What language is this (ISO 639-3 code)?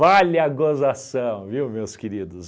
por